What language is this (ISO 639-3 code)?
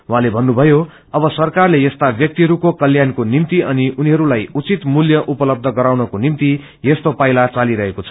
nep